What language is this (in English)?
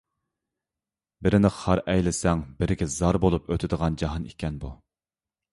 Uyghur